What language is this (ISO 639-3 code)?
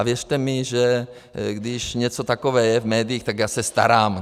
ces